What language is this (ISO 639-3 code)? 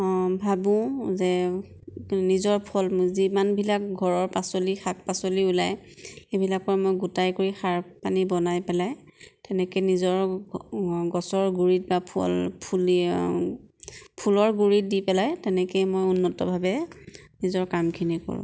asm